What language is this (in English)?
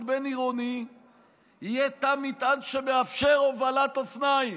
Hebrew